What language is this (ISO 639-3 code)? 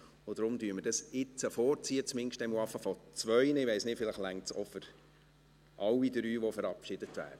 gsw